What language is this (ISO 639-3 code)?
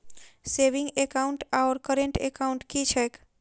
mai